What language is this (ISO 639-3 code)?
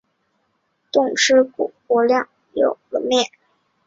zho